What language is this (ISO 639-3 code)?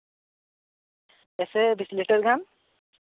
sat